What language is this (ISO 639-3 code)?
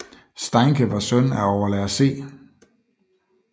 dan